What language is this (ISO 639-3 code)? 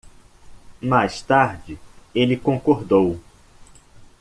por